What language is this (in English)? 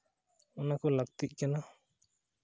Santali